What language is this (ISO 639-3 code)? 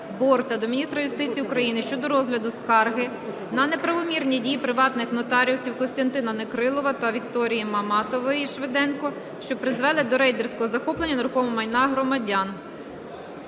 ukr